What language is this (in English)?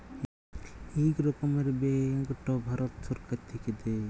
Bangla